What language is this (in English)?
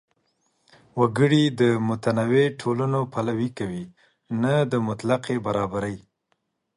Pashto